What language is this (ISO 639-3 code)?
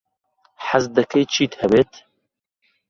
ckb